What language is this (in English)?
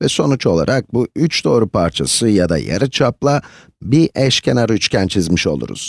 Turkish